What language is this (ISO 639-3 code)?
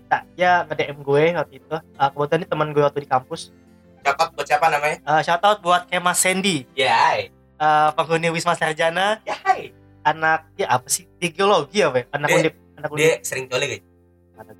ind